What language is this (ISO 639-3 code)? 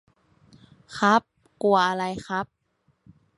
tha